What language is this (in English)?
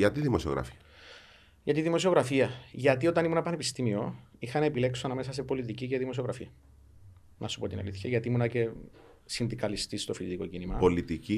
Greek